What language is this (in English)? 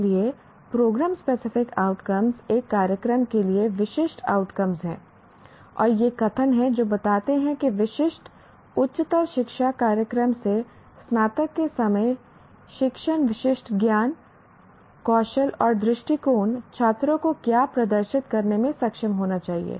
Hindi